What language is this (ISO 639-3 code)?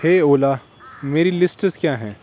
urd